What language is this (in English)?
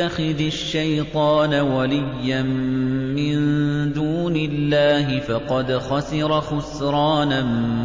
Arabic